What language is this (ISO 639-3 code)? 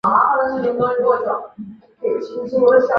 zho